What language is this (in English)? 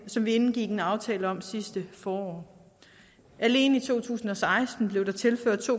Danish